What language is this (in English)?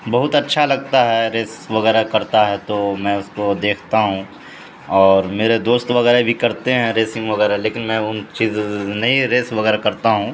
Urdu